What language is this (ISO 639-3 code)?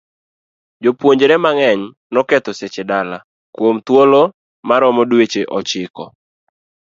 luo